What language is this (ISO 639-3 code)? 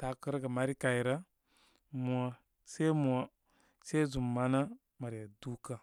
kmy